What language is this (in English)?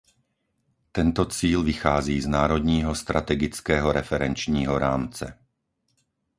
Czech